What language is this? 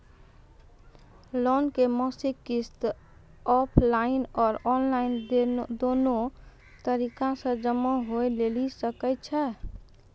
Maithili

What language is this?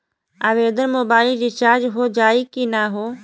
Bhojpuri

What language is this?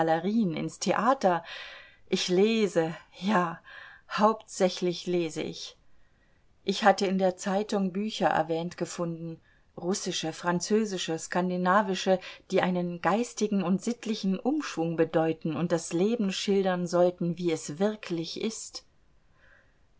German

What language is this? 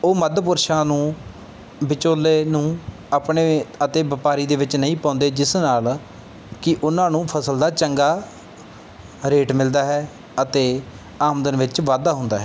Punjabi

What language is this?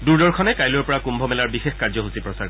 Assamese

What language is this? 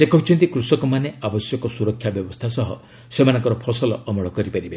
Odia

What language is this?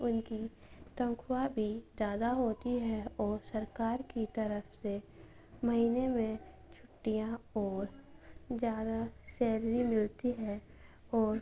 Urdu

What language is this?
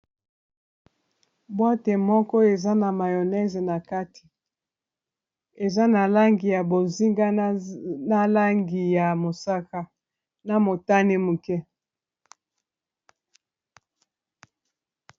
Lingala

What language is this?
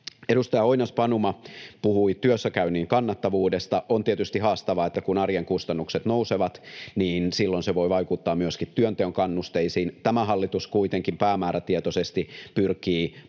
Finnish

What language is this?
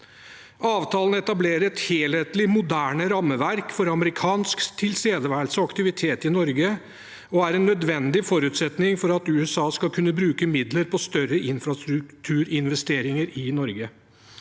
Norwegian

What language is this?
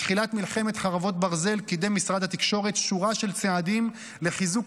Hebrew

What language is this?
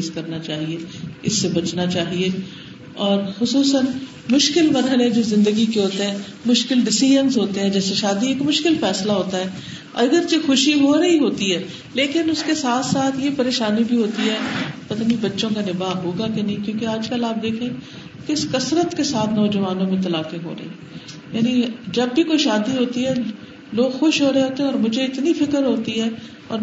Urdu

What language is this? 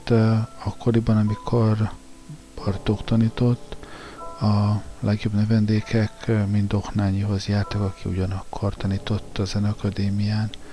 Hungarian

